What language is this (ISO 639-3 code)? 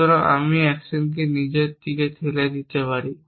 ben